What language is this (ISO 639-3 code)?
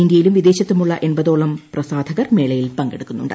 mal